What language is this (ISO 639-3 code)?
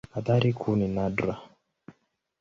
swa